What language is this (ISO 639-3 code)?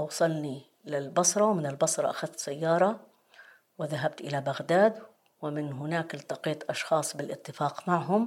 ara